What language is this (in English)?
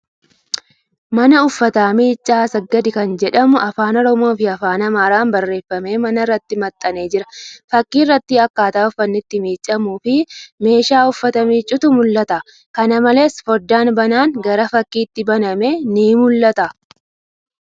Oromo